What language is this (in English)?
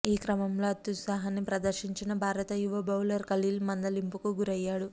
Telugu